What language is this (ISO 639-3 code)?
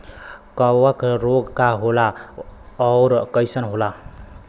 bho